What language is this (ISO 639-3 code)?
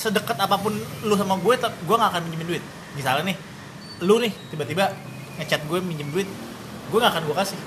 ind